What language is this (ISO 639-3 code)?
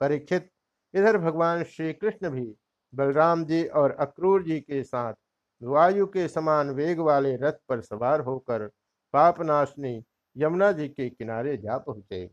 hin